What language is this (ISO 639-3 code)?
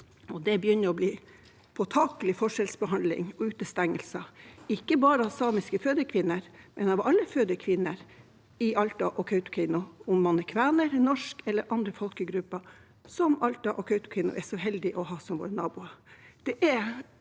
nor